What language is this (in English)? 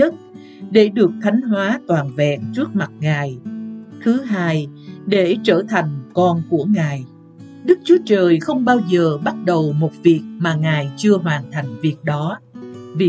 Vietnamese